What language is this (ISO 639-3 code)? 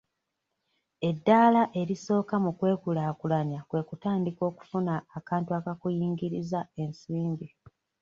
lug